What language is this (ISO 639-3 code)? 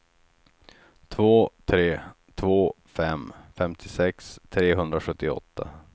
swe